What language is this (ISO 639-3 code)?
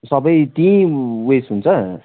nep